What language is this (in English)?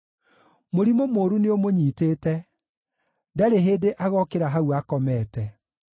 Kikuyu